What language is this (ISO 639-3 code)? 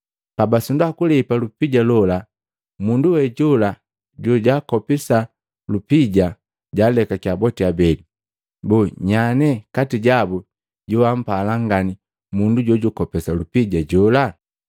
mgv